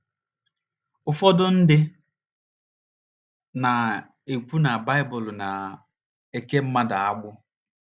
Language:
Igbo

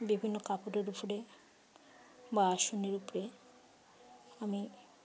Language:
Bangla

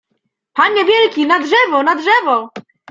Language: Polish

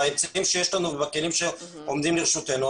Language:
Hebrew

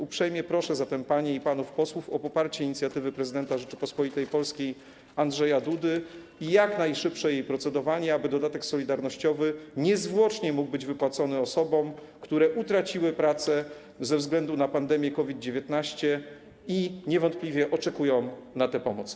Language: Polish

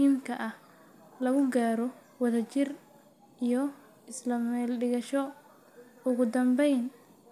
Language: Somali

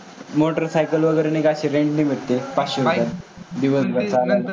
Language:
Marathi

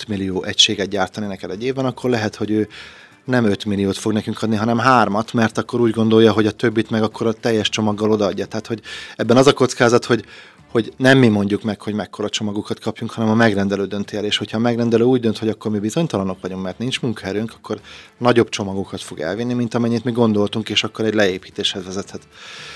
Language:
Hungarian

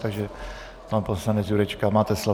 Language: Czech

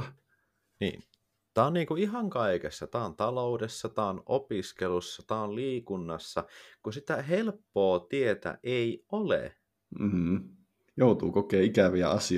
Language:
Finnish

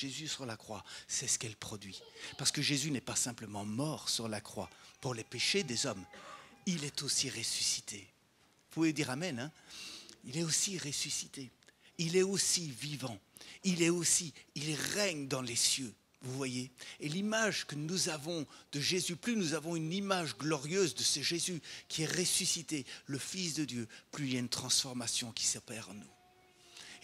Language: French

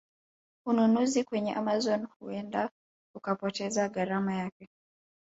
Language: Swahili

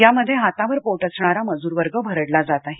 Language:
Marathi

